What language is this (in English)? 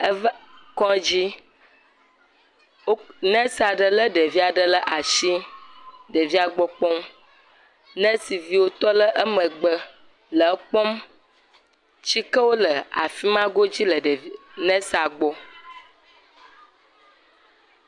Ewe